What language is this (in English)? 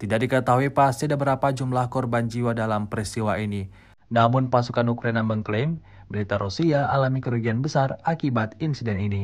Indonesian